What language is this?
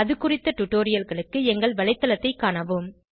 Tamil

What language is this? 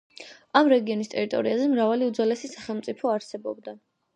Georgian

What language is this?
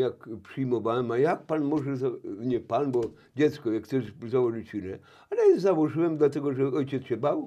Polish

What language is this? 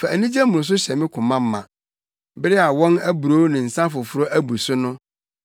Akan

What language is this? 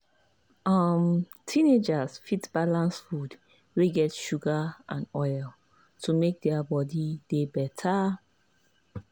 Nigerian Pidgin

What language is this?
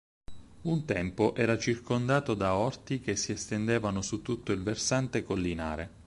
Italian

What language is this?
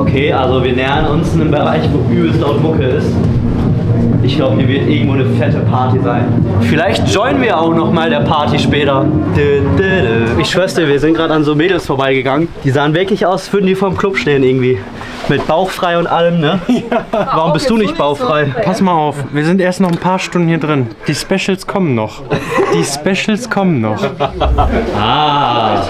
German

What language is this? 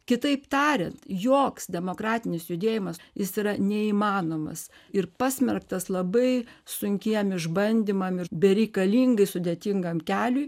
Lithuanian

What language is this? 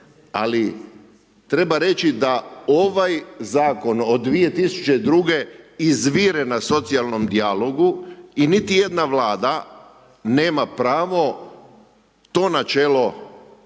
Croatian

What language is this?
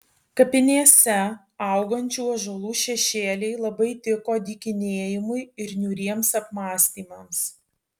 Lithuanian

